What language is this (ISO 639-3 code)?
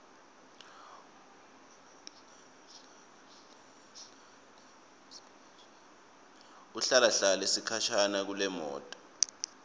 ssw